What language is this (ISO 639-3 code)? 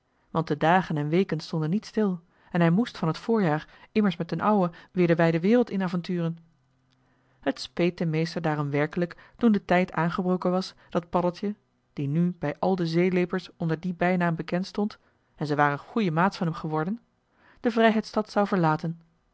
nld